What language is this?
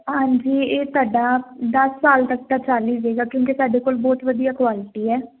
Punjabi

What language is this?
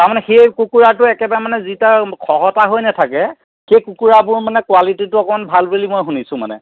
Assamese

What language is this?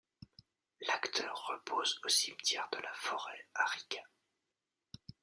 French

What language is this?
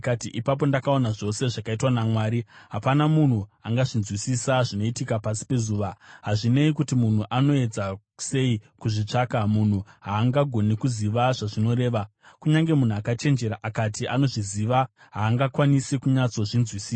Shona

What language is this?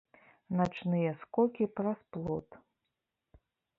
Belarusian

